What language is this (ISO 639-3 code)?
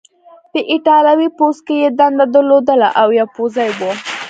pus